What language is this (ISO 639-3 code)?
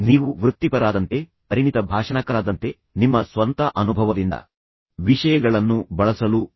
kan